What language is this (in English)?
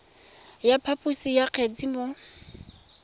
Tswana